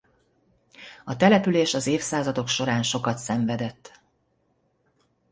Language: Hungarian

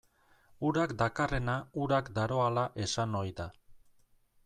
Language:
Basque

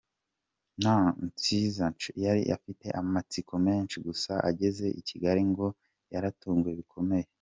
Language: Kinyarwanda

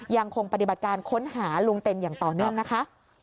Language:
Thai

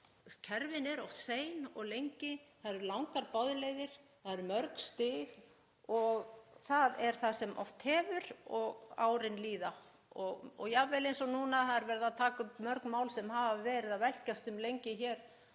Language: Icelandic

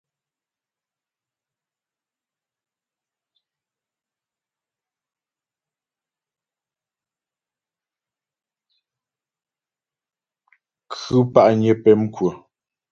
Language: Ghomala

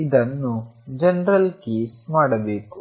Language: Kannada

